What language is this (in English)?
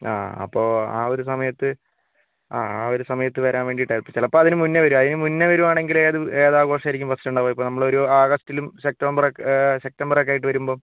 Malayalam